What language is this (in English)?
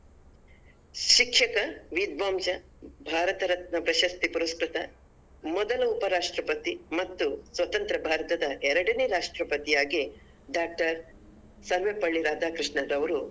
Kannada